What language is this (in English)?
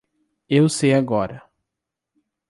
Portuguese